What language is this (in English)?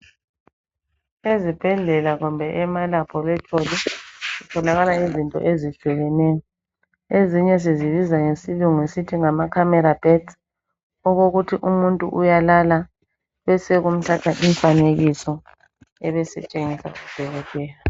North Ndebele